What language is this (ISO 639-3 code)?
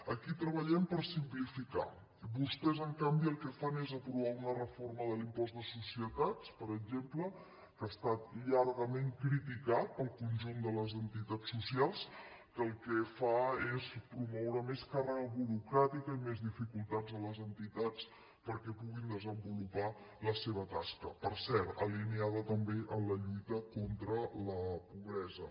cat